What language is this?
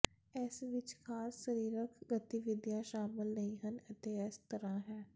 Punjabi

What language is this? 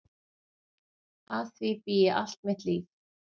Icelandic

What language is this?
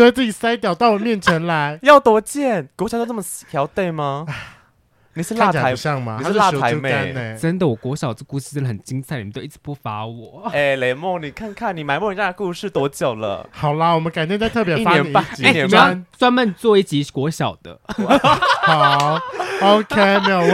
Chinese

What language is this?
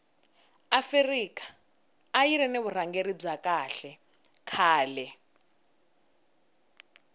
Tsonga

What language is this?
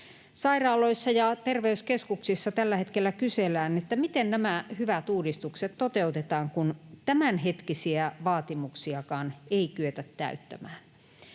Finnish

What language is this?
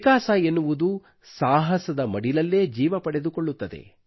Kannada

